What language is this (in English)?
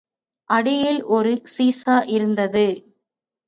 Tamil